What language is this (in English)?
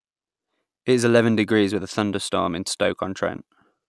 English